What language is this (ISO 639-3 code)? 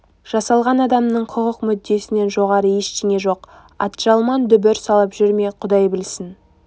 kaz